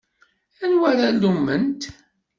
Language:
Kabyle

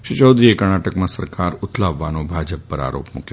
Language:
Gujarati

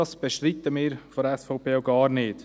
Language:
Swiss German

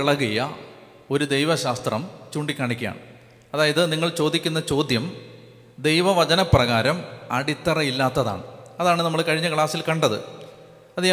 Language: Malayalam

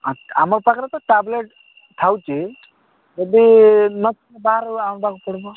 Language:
Odia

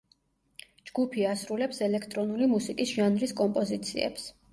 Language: Georgian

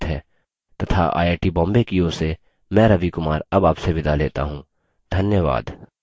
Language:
Hindi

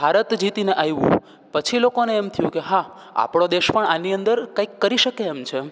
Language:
Gujarati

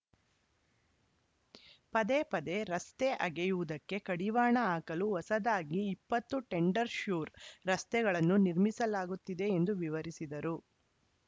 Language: Kannada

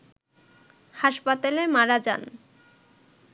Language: Bangla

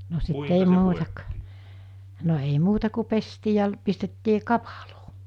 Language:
Finnish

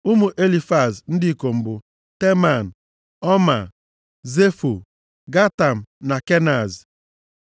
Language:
Igbo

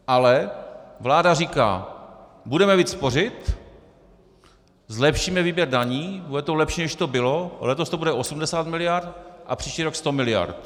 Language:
Czech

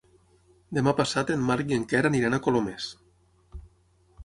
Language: Catalan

